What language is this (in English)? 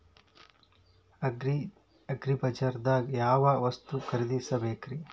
Kannada